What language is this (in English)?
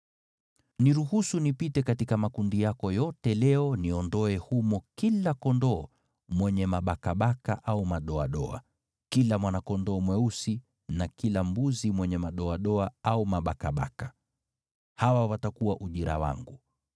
Swahili